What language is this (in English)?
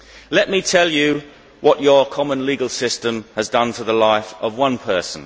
English